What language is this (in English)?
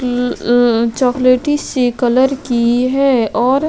Hindi